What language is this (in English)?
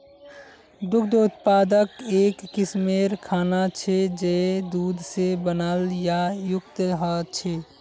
Magahi